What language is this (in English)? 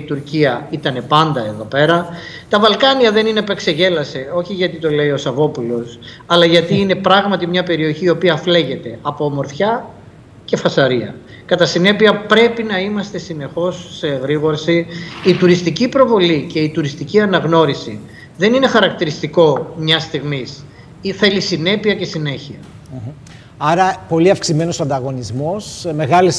Greek